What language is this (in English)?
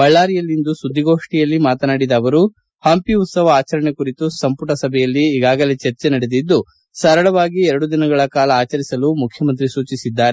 Kannada